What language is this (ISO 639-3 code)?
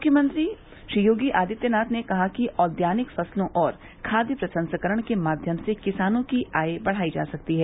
hin